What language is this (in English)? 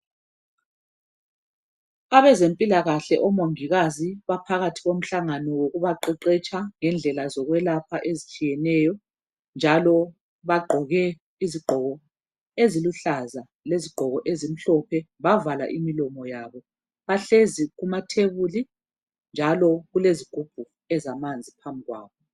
North Ndebele